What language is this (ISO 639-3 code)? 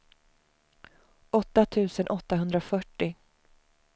swe